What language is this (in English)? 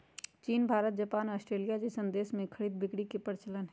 Magahi